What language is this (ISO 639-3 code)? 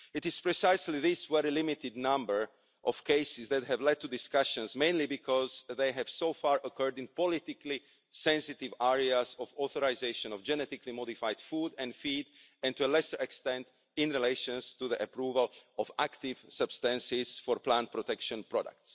eng